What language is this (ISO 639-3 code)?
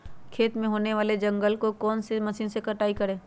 mag